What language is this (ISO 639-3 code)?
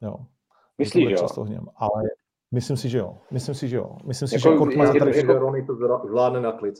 ces